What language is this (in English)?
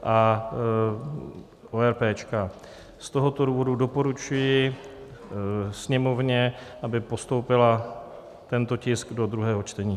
Czech